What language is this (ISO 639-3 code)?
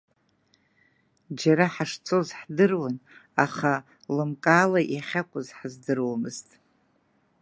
abk